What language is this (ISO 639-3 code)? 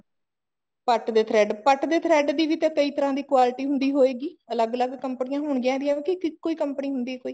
pan